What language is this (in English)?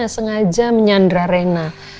Indonesian